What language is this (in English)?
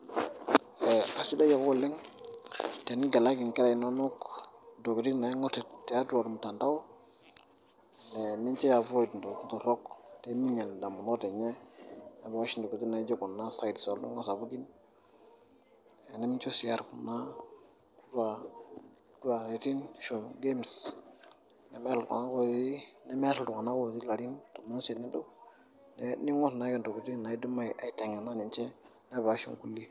Masai